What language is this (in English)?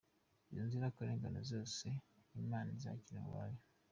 Kinyarwanda